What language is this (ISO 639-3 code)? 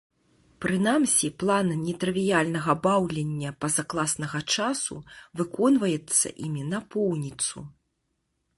bel